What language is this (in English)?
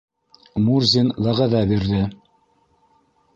Bashkir